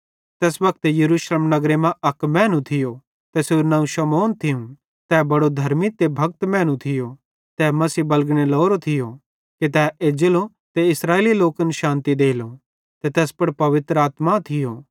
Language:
Bhadrawahi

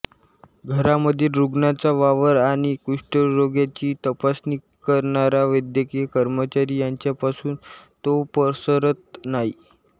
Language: Marathi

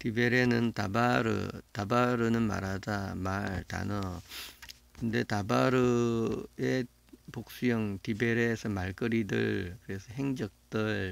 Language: Korean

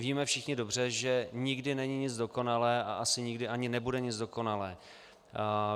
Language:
Czech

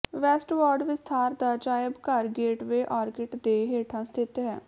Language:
Punjabi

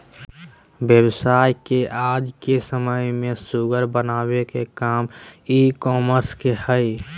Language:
Magahi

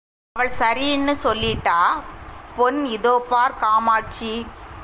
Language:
Tamil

